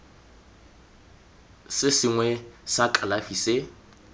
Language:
Tswana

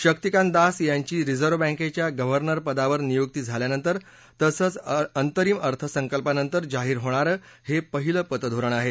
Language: Marathi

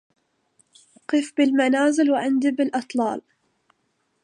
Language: Arabic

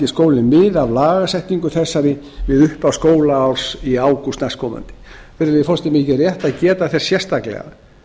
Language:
Icelandic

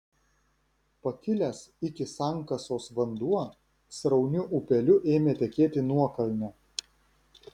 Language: Lithuanian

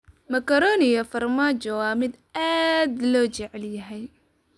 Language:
Somali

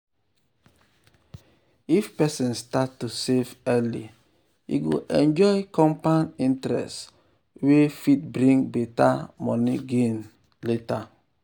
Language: Nigerian Pidgin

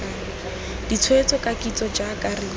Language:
Tswana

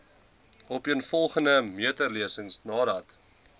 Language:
Afrikaans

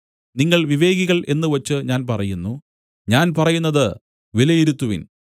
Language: Malayalam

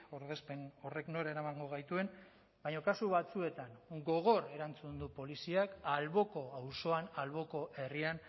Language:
Basque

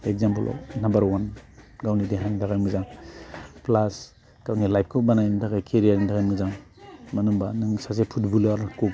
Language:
Bodo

